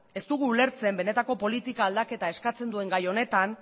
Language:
Basque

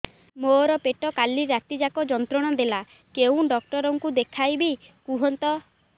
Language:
Odia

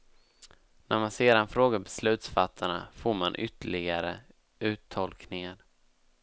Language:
Swedish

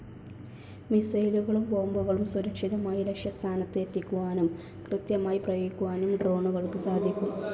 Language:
Malayalam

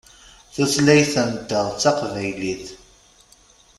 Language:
Kabyle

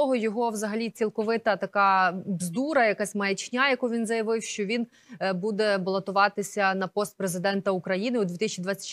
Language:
Ukrainian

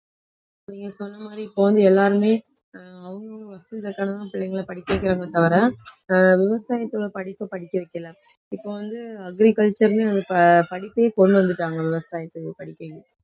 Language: Tamil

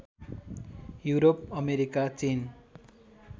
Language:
Nepali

